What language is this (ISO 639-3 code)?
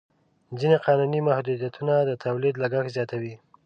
pus